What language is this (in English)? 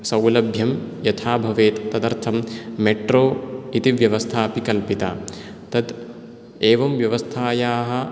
Sanskrit